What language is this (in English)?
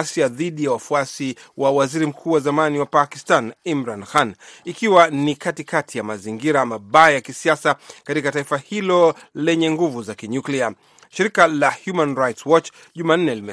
Swahili